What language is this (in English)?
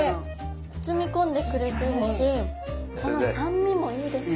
Japanese